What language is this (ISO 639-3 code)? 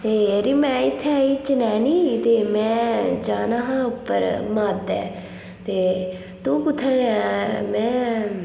doi